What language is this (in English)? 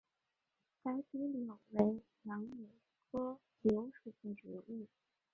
Chinese